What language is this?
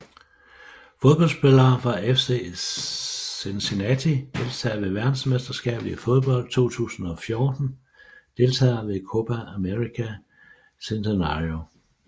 Danish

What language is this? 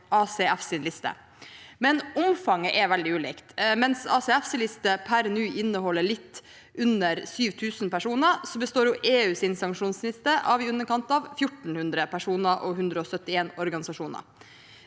Norwegian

